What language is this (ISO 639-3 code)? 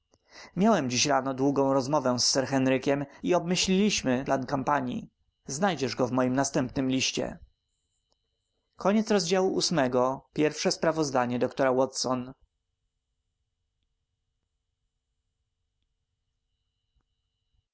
pol